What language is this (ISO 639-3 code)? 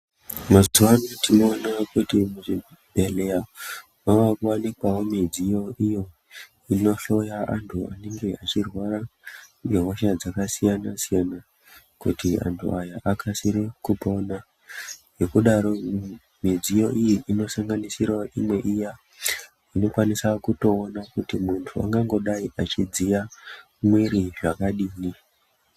ndc